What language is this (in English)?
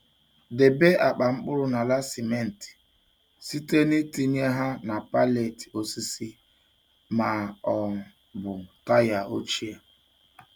Igbo